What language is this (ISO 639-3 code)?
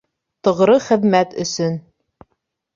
bak